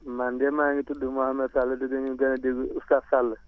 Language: Wolof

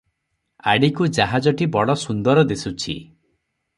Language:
Odia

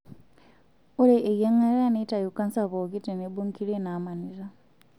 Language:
Masai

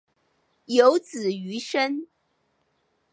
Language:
Chinese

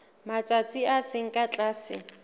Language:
Southern Sotho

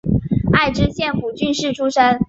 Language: Chinese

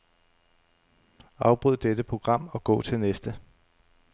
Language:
Danish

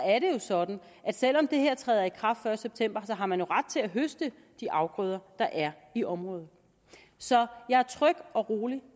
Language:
Danish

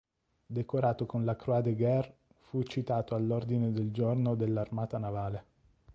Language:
Italian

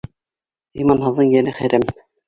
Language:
Bashkir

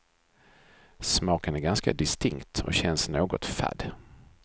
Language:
Swedish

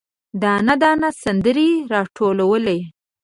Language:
Pashto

